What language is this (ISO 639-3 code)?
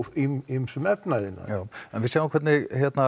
isl